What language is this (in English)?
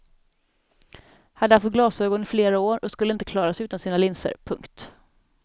Swedish